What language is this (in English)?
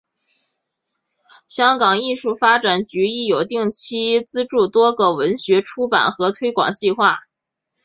Chinese